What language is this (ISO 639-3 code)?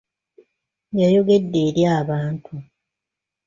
lug